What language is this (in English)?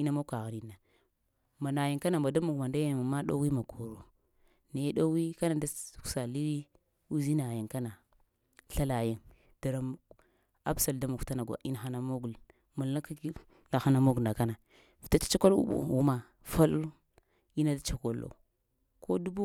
Lamang